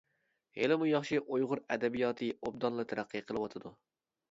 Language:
Uyghur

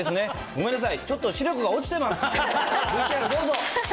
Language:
Japanese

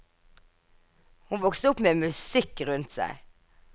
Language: Norwegian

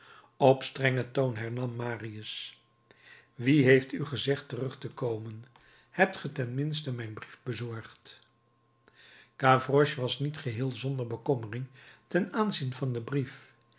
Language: Dutch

